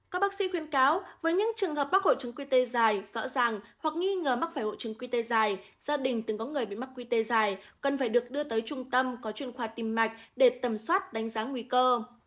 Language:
Vietnamese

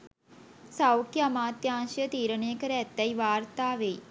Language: Sinhala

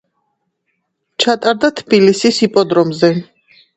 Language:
Georgian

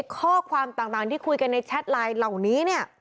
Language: Thai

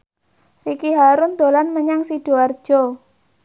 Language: Javanese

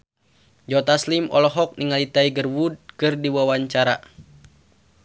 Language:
Sundanese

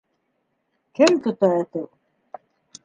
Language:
Bashkir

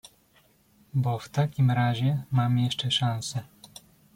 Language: Polish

